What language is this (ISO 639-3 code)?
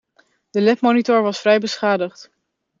nld